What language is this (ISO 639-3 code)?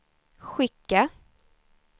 swe